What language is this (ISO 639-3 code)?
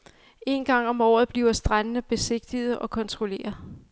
dan